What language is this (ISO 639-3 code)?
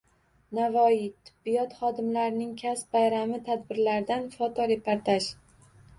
uzb